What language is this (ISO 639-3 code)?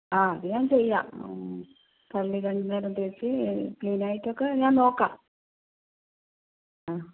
mal